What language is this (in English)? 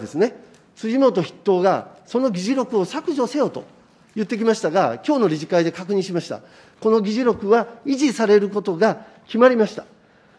Japanese